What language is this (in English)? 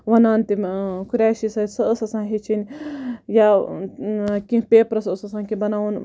Kashmiri